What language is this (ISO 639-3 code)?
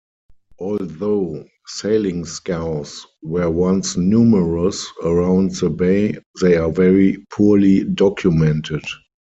eng